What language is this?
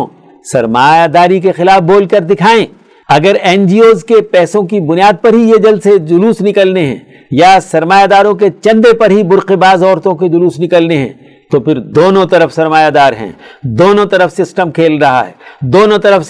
Urdu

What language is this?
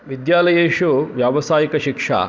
Sanskrit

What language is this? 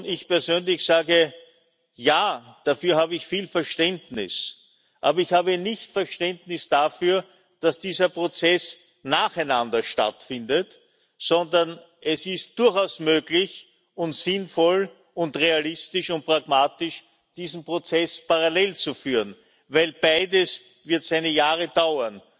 German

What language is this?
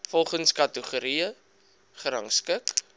Afrikaans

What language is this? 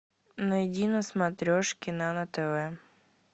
Russian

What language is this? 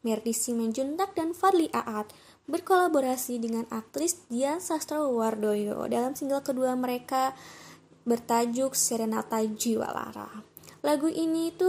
Indonesian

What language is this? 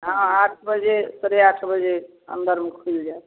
Maithili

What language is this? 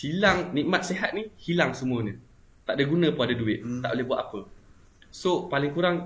Malay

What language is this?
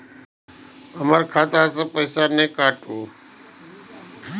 Maithili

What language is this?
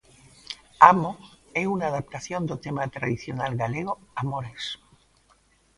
Galician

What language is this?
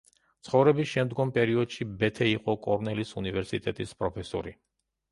Georgian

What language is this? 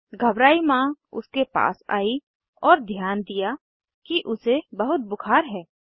Hindi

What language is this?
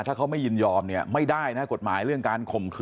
Thai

